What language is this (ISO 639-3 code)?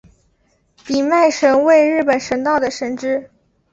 zho